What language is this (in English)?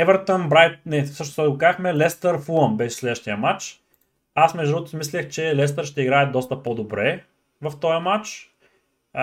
Bulgarian